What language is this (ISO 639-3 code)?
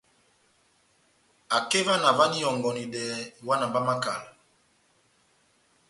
bnm